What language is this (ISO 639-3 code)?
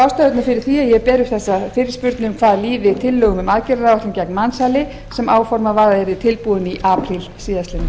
isl